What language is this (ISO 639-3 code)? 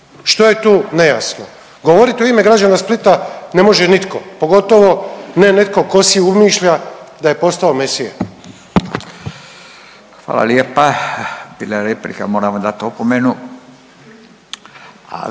hrv